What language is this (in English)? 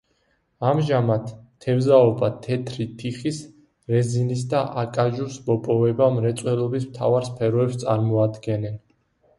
Georgian